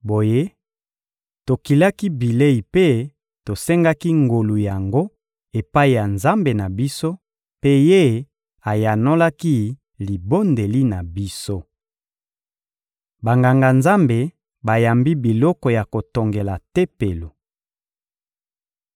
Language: Lingala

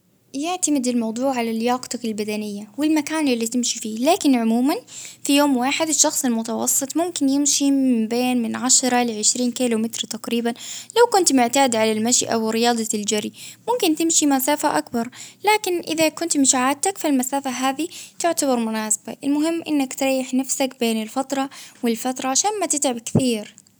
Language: Baharna Arabic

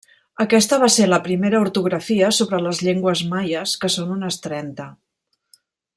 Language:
Catalan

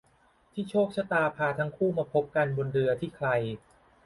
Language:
Thai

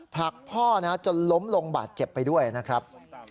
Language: Thai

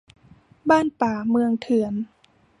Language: Thai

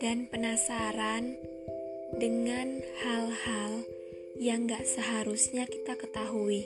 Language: Indonesian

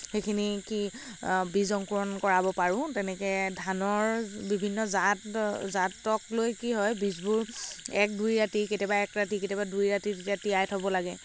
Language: Assamese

